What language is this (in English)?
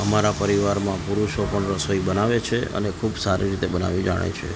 Gujarati